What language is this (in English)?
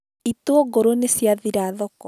Kikuyu